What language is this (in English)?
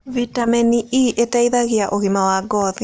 Kikuyu